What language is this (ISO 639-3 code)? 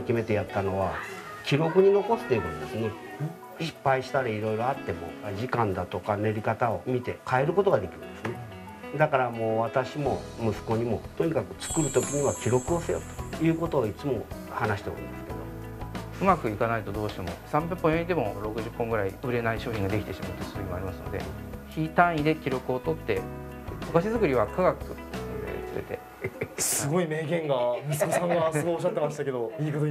jpn